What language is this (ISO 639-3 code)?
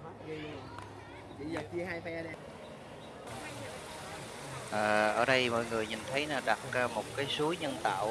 vie